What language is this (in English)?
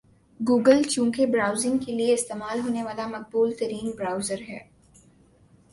Urdu